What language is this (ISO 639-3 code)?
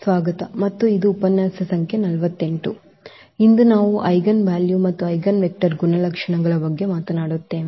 kan